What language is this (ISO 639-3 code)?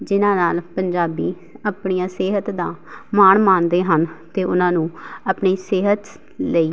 pan